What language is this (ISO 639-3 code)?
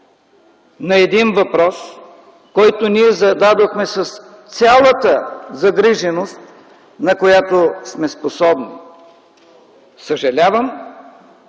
bul